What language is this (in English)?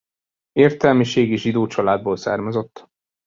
Hungarian